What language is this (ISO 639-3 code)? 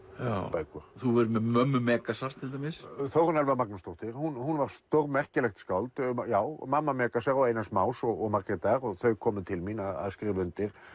isl